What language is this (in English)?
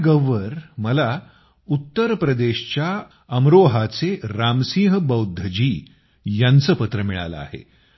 Marathi